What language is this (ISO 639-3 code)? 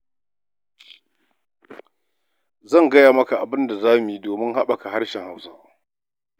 hau